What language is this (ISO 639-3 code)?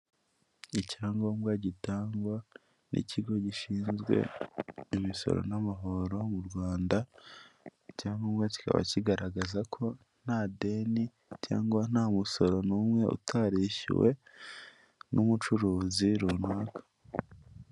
kin